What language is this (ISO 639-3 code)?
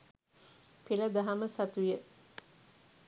sin